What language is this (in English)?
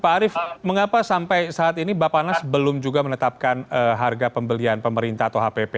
Indonesian